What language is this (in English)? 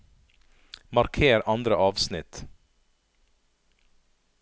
Norwegian